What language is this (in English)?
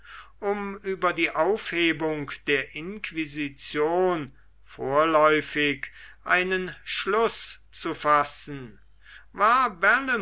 German